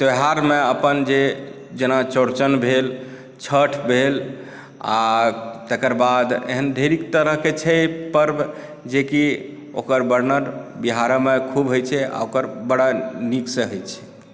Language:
Maithili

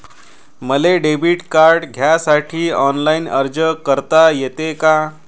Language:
Marathi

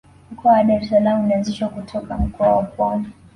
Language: Swahili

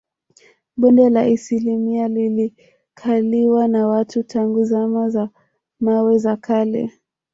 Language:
Swahili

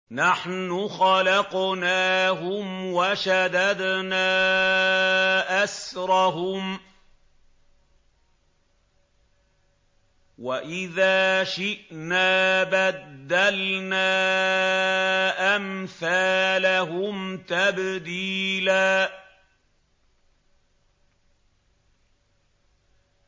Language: Arabic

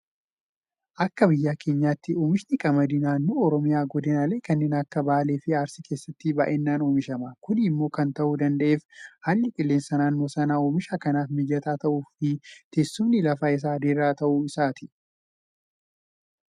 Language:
Oromo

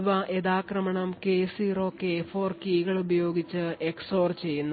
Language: Malayalam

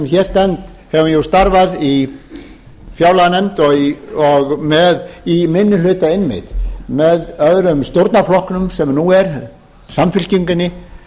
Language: Icelandic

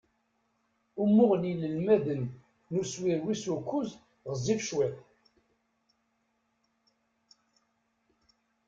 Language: Kabyle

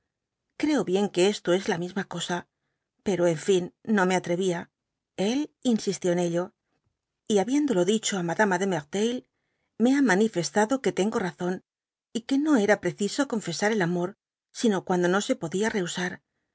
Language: Spanish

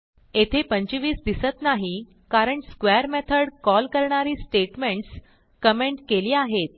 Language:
Marathi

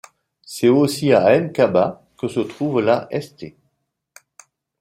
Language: French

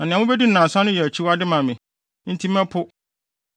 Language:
Akan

